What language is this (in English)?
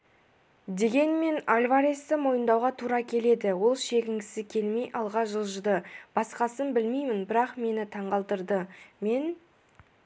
Kazakh